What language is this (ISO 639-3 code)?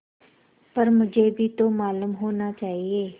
hin